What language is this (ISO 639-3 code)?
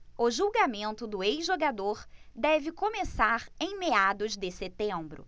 por